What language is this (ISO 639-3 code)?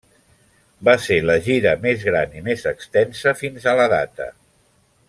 cat